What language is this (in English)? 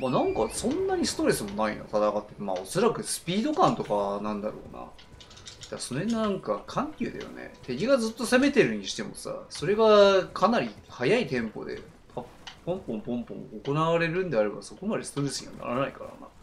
Japanese